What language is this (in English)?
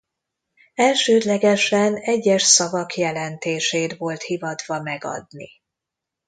Hungarian